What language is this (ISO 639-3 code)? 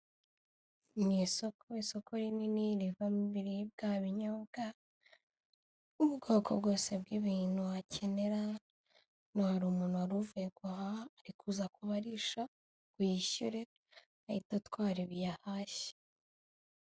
kin